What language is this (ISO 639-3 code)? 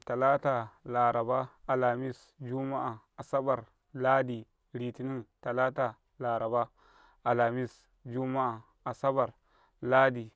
kai